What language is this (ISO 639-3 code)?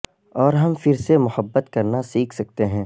urd